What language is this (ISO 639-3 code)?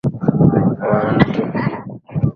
swa